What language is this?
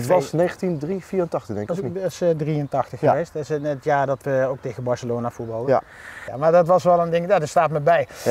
Dutch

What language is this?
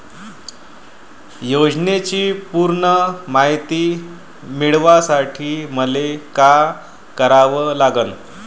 Marathi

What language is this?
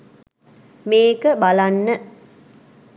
Sinhala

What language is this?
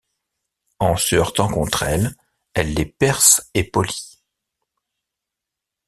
French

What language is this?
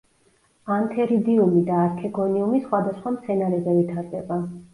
Georgian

